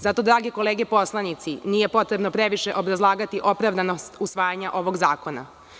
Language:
Serbian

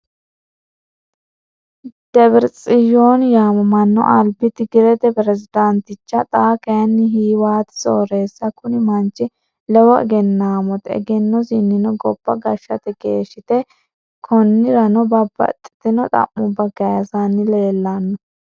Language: Sidamo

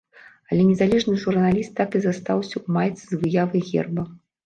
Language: Belarusian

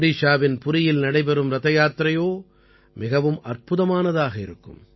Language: Tamil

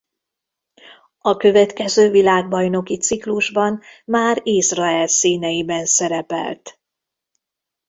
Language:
Hungarian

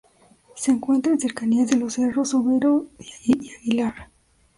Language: Spanish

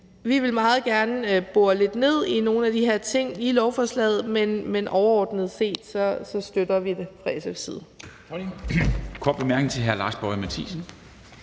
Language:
Danish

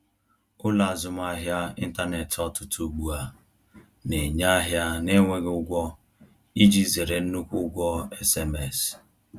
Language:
Igbo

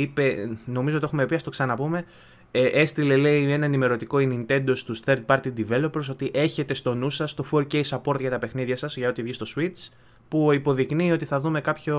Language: Greek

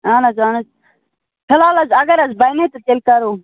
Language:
Kashmiri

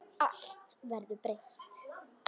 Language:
Icelandic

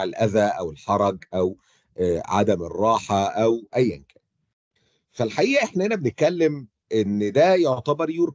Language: Arabic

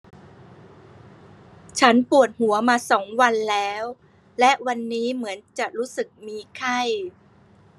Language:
Thai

